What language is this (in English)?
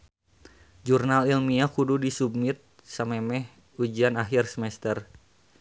Sundanese